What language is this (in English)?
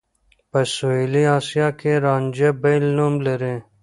Pashto